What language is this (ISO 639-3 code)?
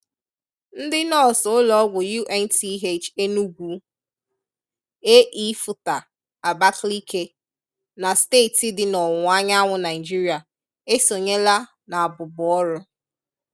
ibo